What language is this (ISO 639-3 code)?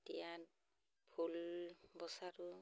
asm